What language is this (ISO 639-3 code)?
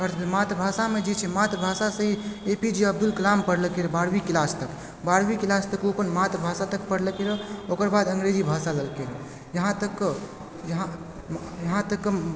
mai